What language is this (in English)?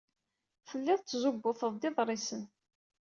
Kabyle